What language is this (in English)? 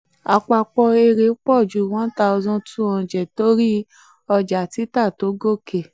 Yoruba